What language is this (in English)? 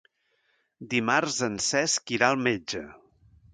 Catalan